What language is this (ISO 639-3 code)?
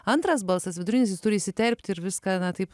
lit